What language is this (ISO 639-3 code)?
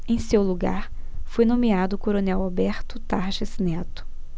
por